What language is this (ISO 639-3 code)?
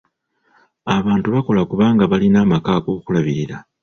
lug